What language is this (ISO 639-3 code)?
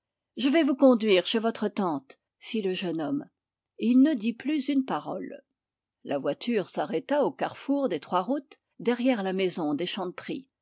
fra